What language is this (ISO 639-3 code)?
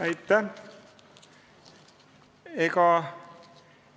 est